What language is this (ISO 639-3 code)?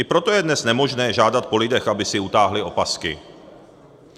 ces